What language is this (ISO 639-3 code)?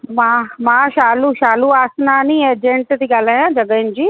snd